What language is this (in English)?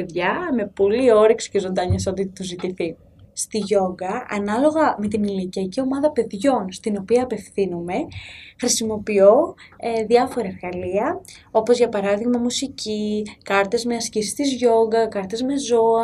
Greek